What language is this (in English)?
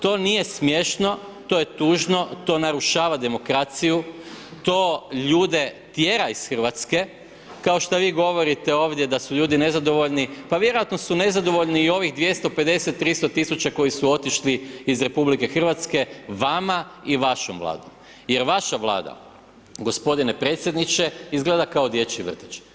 Croatian